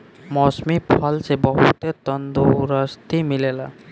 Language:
Bhojpuri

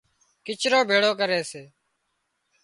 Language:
Wadiyara Koli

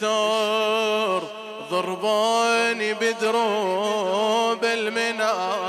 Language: Arabic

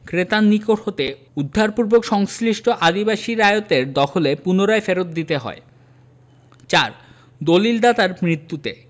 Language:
Bangla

